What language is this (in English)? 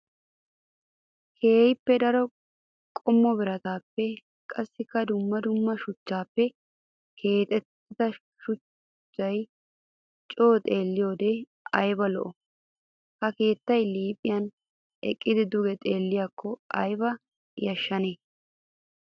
Wolaytta